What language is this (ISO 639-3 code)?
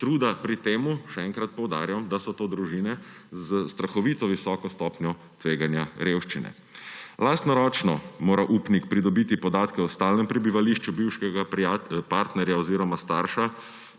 slv